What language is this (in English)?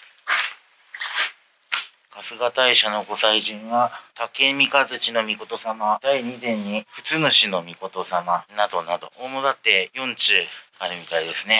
Japanese